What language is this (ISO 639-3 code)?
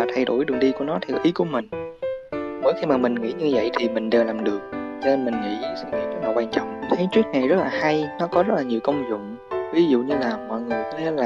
vie